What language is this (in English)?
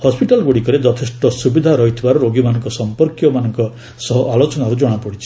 Odia